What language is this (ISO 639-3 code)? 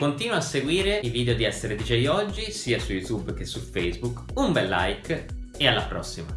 ita